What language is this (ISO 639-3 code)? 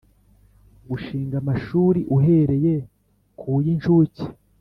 kin